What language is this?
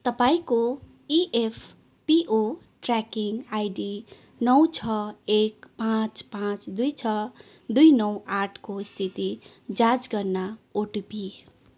Nepali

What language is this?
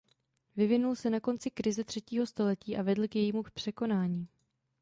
Czech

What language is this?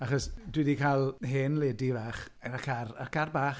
Welsh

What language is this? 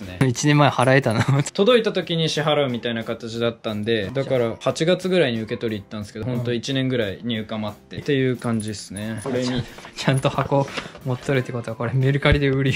Japanese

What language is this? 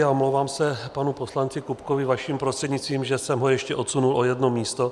Czech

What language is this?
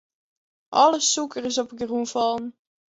Western Frisian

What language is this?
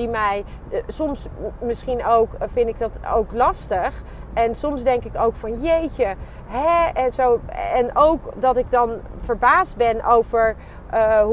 Dutch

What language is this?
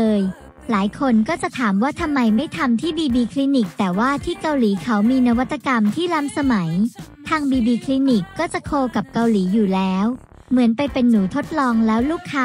Thai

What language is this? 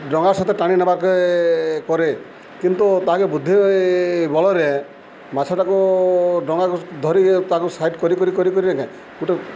Odia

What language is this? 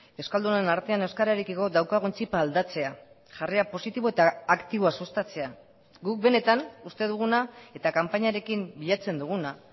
Basque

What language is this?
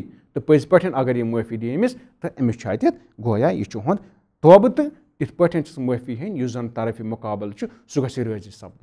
Turkish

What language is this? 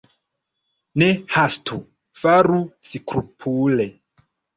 Esperanto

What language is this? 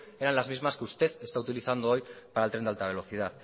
Spanish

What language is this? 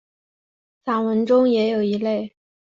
Chinese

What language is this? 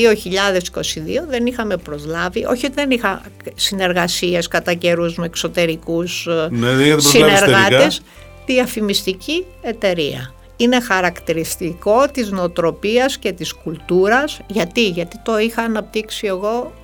Greek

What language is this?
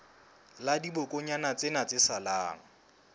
Southern Sotho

